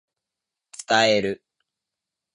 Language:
Japanese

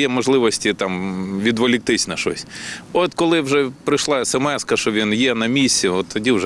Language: Ukrainian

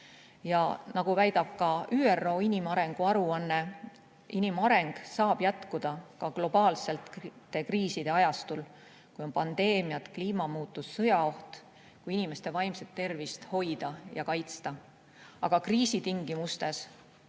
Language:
Estonian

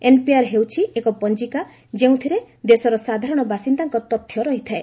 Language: Odia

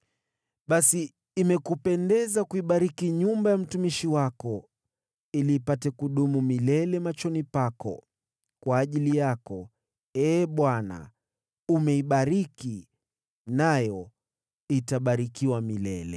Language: Swahili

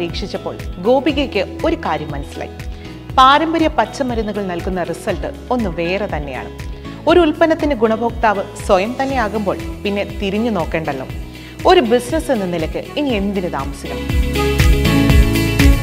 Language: Malayalam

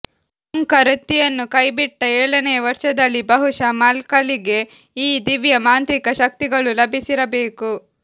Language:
Kannada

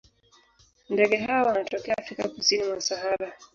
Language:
Swahili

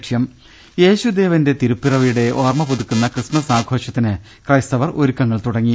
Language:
Malayalam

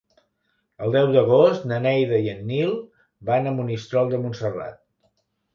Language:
Catalan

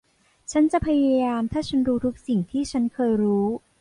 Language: Thai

